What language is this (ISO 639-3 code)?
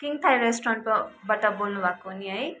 nep